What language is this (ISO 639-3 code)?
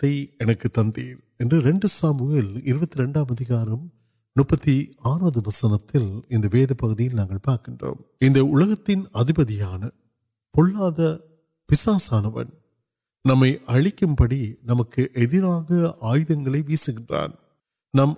urd